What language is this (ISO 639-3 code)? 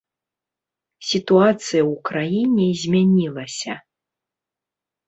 bel